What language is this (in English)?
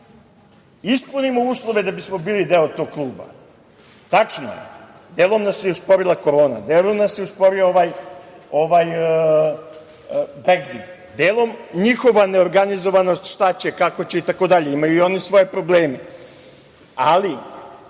Serbian